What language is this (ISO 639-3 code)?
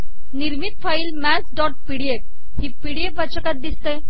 mar